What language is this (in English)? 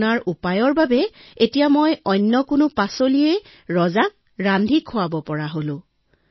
Assamese